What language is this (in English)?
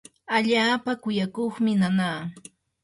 Yanahuanca Pasco Quechua